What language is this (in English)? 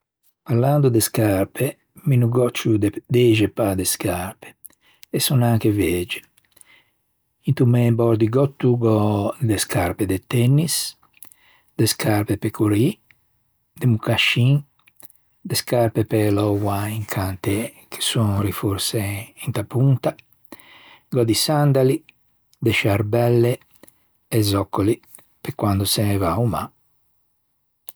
Ligurian